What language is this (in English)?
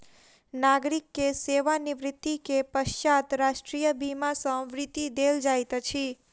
Maithili